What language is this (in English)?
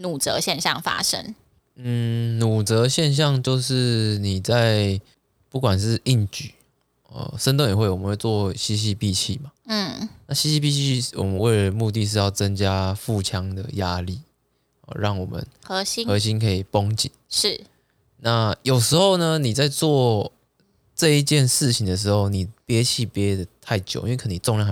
Chinese